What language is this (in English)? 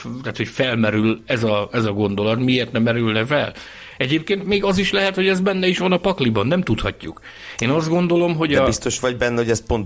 Hungarian